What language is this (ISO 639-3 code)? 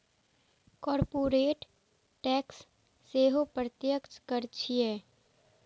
mai